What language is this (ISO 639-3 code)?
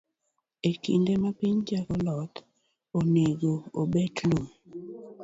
luo